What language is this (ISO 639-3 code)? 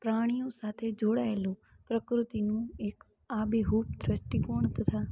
guj